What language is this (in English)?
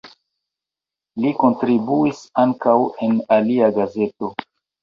Esperanto